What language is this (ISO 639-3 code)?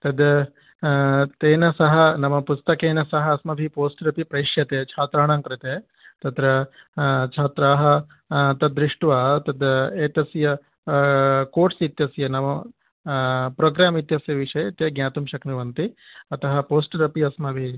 san